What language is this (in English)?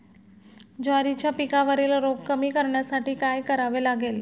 Marathi